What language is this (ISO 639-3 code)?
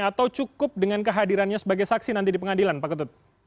ind